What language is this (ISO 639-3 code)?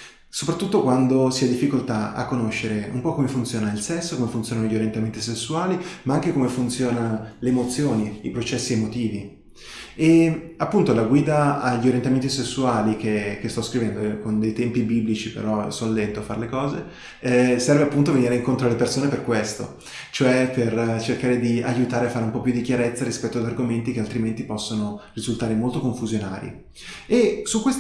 ita